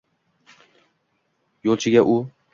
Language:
Uzbek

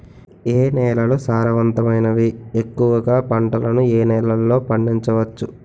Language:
Telugu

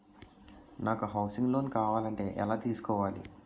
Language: Telugu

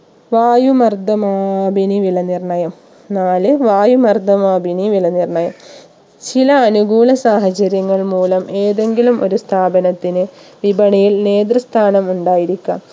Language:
Malayalam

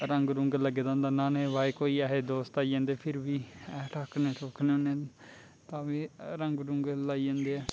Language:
Dogri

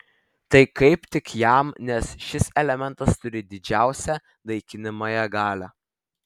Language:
Lithuanian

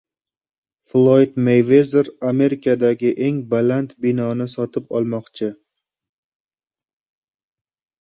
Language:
Uzbek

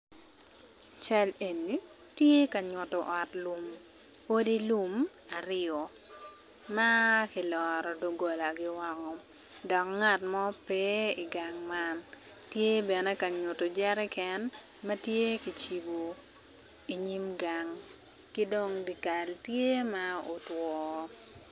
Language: Acoli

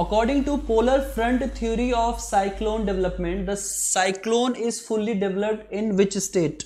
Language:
Hindi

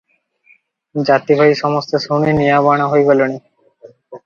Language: Odia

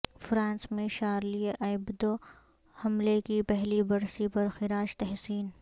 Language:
Urdu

